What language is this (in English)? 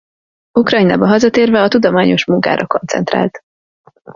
Hungarian